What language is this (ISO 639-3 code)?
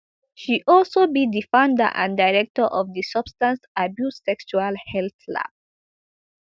pcm